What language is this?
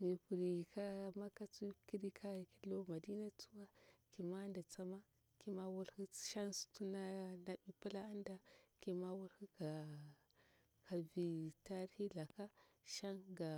Bura-Pabir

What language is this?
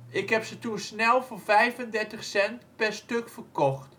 Dutch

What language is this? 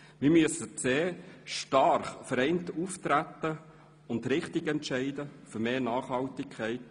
Swiss German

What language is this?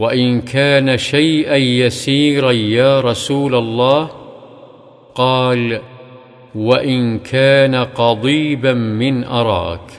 Arabic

